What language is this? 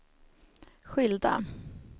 Swedish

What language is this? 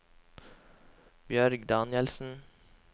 Norwegian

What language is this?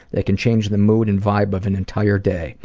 English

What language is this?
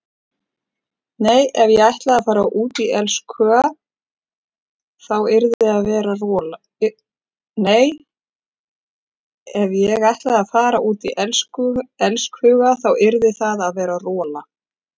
Icelandic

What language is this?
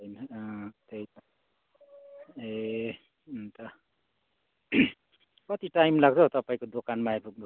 Nepali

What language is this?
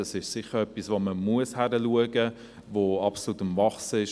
Swiss German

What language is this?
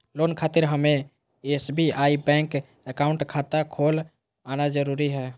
Magahi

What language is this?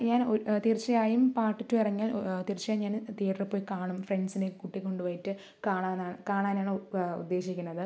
Malayalam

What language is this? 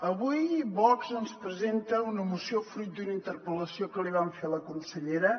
Catalan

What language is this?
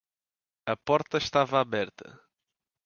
Portuguese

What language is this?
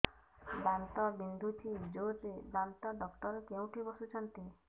Odia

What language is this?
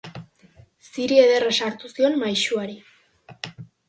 Basque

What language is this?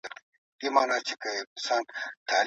Pashto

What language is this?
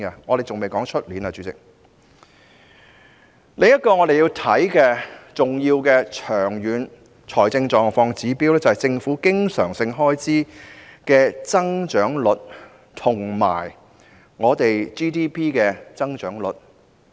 Cantonese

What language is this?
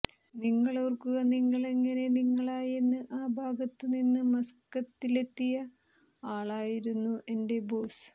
Malayalam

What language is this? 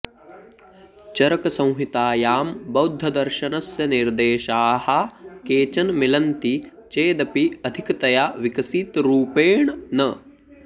Sanskrit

